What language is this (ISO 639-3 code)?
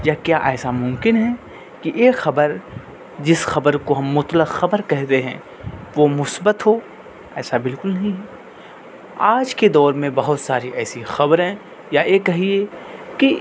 urd